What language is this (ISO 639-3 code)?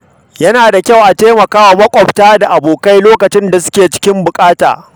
hau